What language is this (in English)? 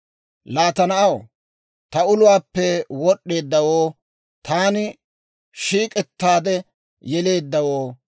Dawro